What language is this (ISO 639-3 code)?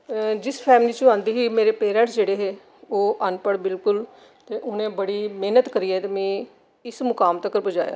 doi